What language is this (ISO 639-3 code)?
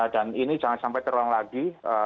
ind